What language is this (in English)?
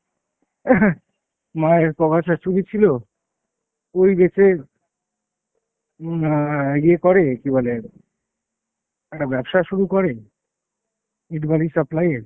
Bangla